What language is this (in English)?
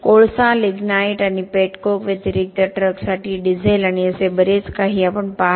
Marathi